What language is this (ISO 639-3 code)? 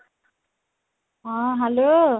ori